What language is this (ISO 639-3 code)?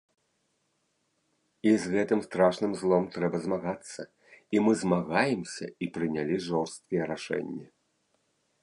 bel